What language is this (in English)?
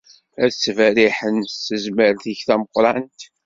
Kabyle